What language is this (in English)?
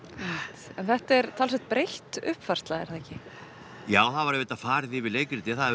Icelandic